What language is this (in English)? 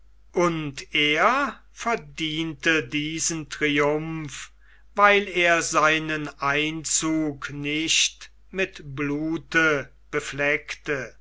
German